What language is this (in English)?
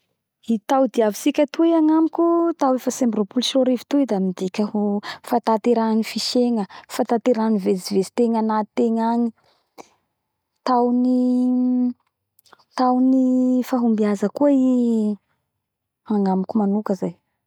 Bara Malagasy